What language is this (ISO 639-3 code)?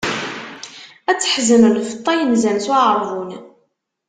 kab